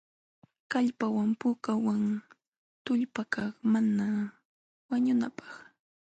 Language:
Jauja Wanca Quechua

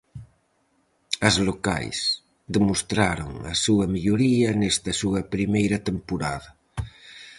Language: Galician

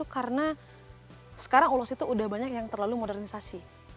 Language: Indonesian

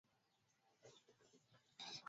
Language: Swahili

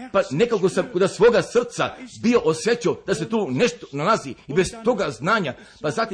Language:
Croatian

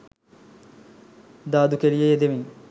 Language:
Sinhala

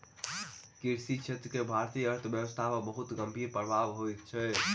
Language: Maithili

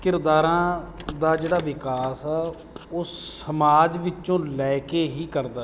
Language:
Punjabi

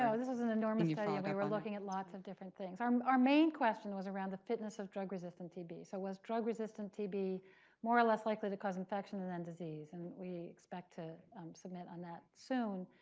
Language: English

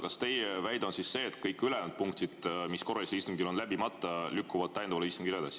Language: Estonian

